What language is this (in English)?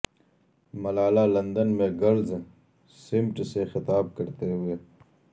Urdu